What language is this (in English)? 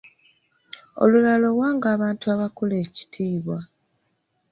Ganda